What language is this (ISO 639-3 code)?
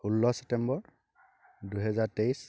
asm